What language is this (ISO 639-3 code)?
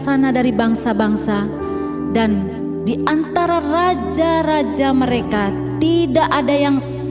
ind